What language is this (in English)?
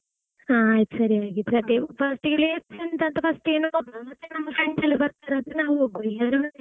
Kannada